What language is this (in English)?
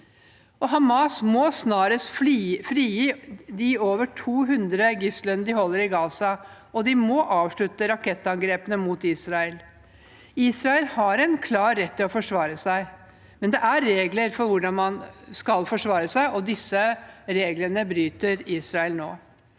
Norwegian